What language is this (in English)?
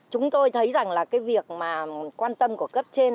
Vietnamese